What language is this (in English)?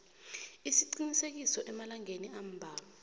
South Ndebele